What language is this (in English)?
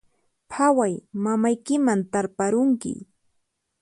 Puno Quechua